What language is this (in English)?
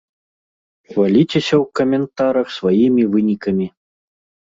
Belarusian